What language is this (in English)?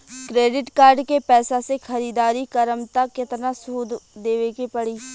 Bhojpuri